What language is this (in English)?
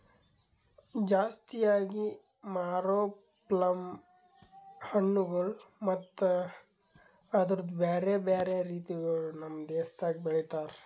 Kannada